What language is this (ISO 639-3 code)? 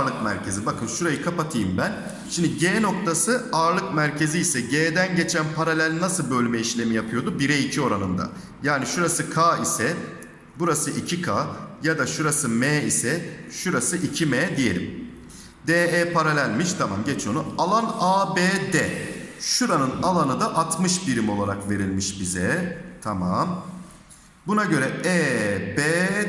tur